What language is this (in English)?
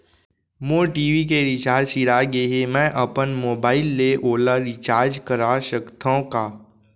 Chhattisgarhi